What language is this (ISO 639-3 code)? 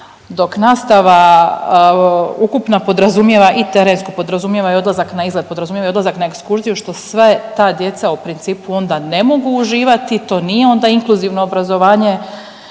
hrv